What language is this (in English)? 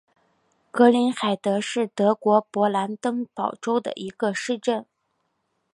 Chinese